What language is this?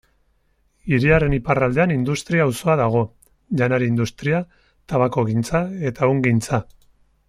Basque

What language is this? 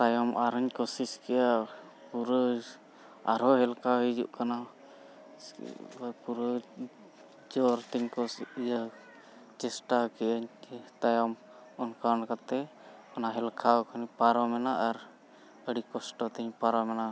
Santali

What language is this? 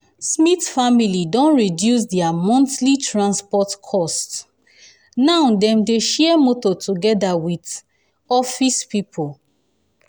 Nigerian Pidgin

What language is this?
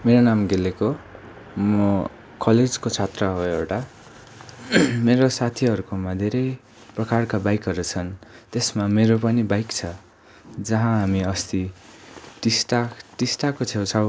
Nepali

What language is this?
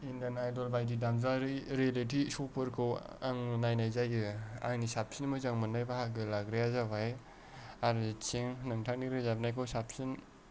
Bodo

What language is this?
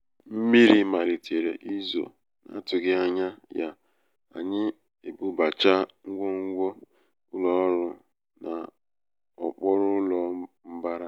Igbo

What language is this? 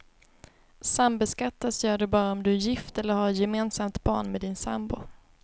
Swedish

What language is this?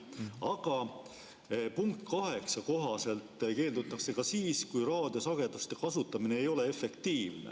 Estonian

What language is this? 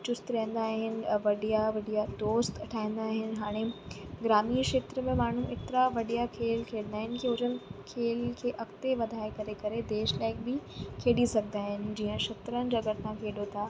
Sindhi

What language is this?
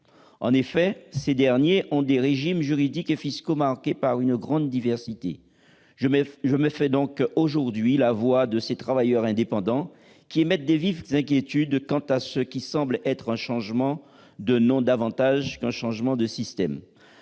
French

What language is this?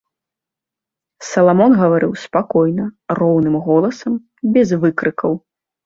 Belarusian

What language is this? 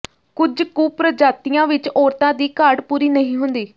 Punjabi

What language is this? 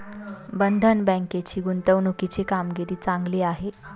Marathi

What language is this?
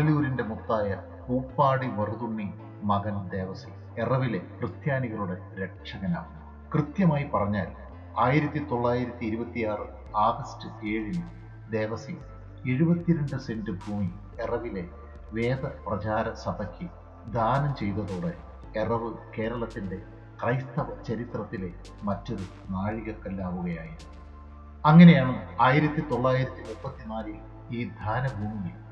Malayalam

